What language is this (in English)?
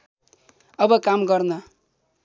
Nepali